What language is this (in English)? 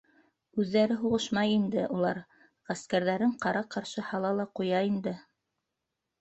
Bashkir